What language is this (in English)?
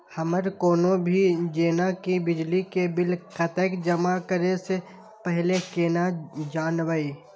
Maithili